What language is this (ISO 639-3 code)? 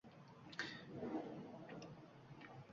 uzb